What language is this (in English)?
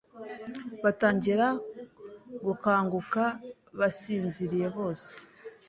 Kinyarwanda